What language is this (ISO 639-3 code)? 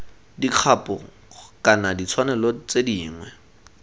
tsn